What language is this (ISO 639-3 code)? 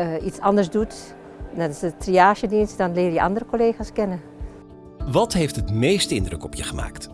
nld